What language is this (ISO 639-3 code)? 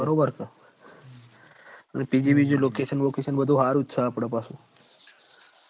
guj